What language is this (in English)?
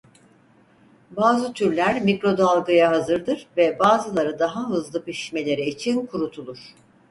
Turkish